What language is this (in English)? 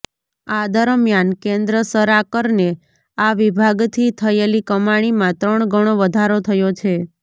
Gujarati